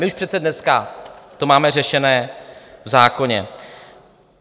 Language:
Czech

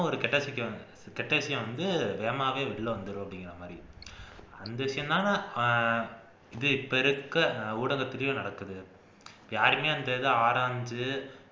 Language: Tamil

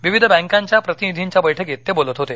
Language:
Marathi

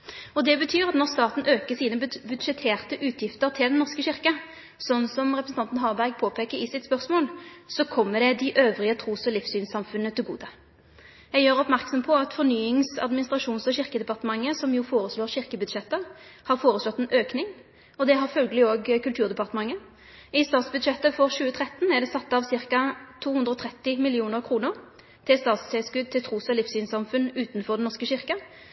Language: Norwegian Nynorsk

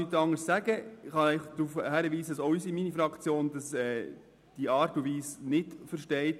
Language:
Swiss German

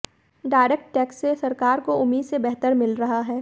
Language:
Hindi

